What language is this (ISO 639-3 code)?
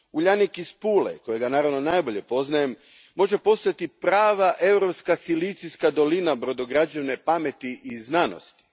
hrv